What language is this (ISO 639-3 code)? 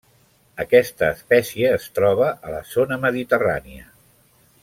cat